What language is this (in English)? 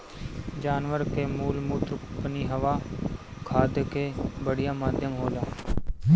Bhojpuri